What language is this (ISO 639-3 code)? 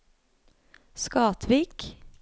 nor